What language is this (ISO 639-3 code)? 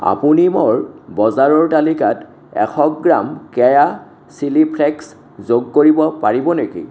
asm